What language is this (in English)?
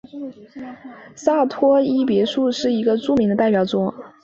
Chinese